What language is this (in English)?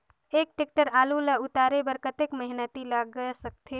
Chhattisgarhi